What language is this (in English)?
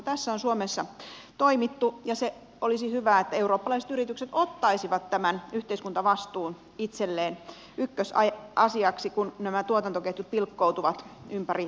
Finnish